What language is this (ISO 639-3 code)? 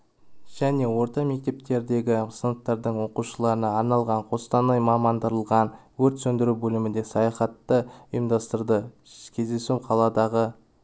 kaz